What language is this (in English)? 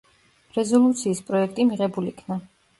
Georgian